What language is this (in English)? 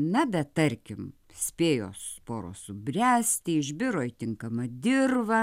Lithuanian